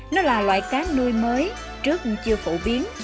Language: Vietnamese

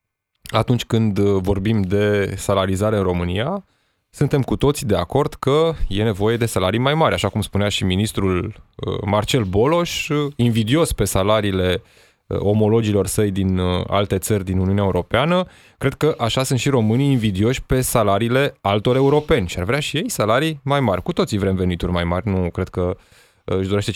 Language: Romanian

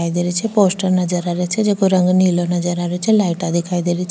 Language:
Rajasthani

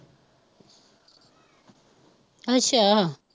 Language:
Punjabi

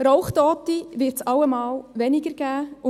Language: Swiss German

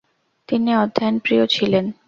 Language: Bangla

